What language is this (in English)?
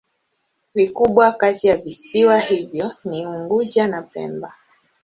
Swahili